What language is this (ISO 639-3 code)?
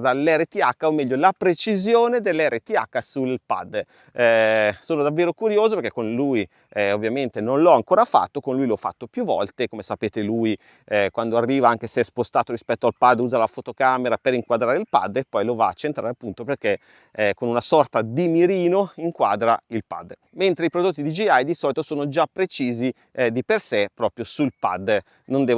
ita